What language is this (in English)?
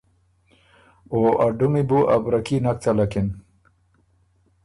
Ormuri